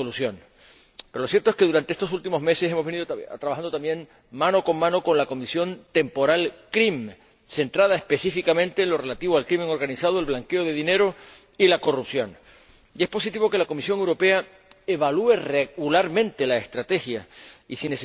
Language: Spanish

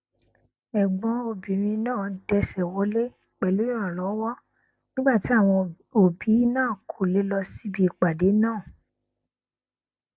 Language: Yoruba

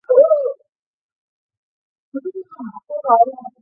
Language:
Chinese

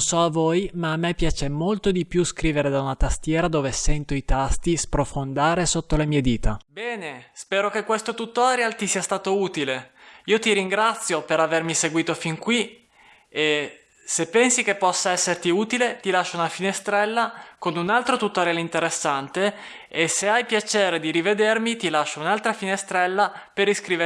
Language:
Italian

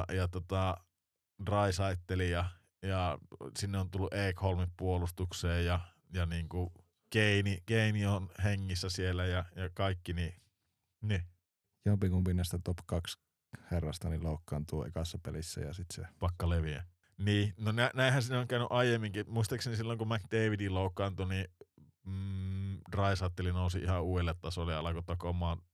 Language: Finnish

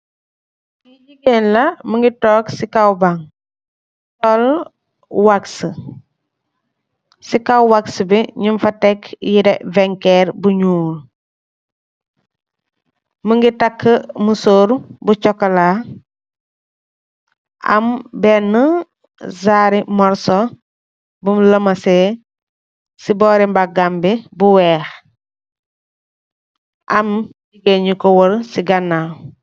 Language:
Wolof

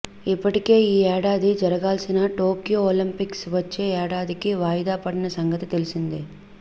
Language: Telugu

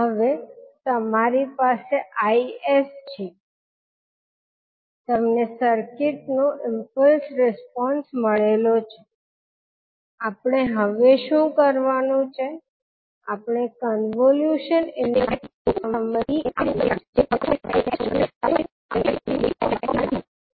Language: Gujarati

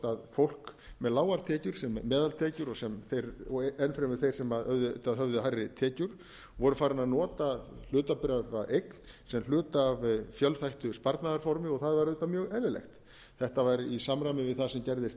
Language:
Icelandic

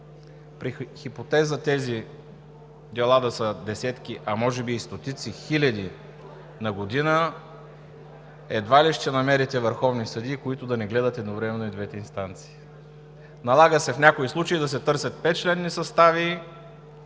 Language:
Bulgarian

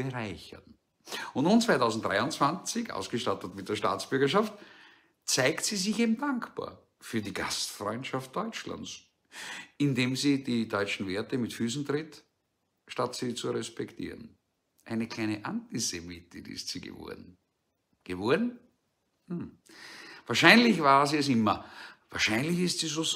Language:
German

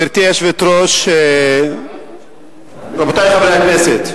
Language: Hebrew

